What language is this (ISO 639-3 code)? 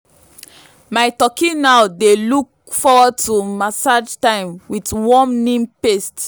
pcm